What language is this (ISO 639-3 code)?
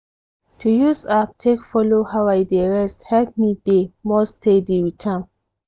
pcm